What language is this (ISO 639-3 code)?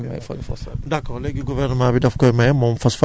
wol